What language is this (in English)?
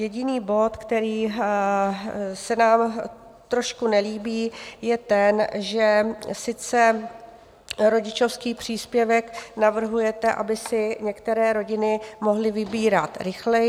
Czech